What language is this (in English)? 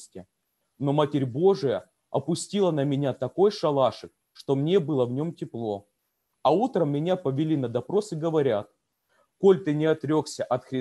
Russian